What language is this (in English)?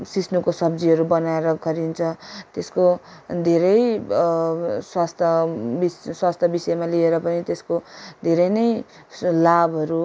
Nepali